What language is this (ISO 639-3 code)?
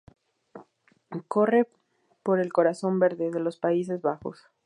spa